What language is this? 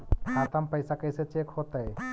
Magahi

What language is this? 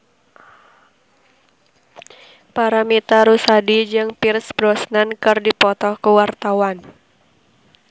Sundanese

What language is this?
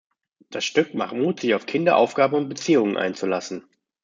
German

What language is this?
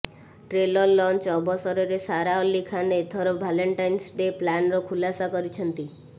Odia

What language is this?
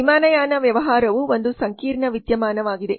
Kannada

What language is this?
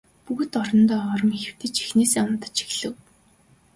Mongolian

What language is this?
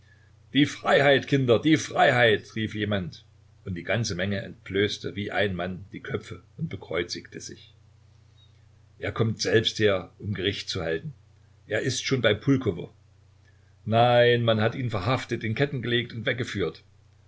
German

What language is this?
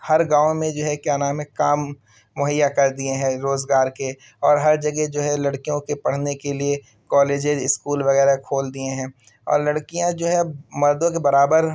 Urdu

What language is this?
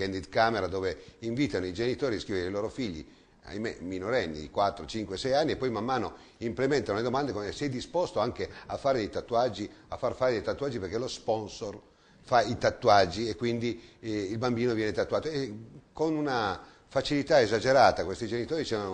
Italian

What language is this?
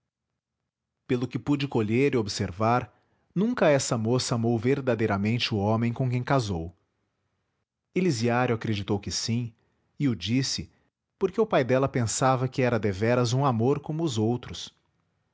Portuguese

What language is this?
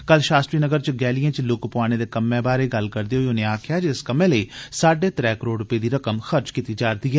Dogri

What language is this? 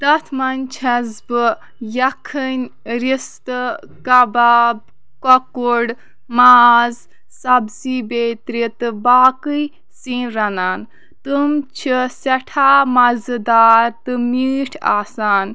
Kashmiri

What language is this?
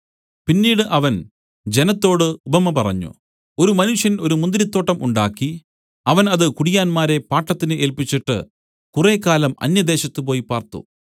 Malayalam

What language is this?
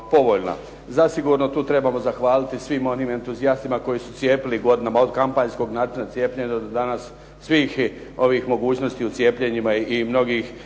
Croatian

